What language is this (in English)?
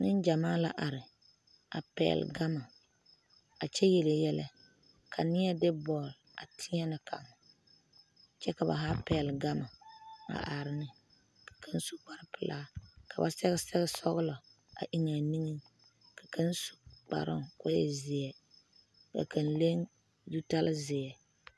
Southern Dagaare